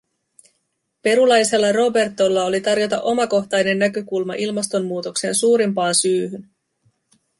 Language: Finnish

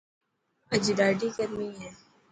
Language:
Dhatki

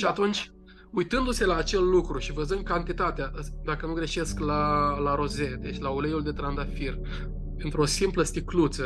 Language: Romanian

